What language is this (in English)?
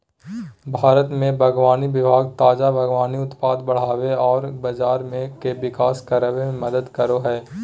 Magahi